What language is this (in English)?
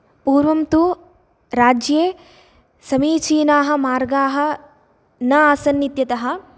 Sanskrit